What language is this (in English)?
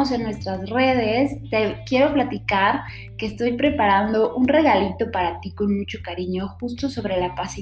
Spanish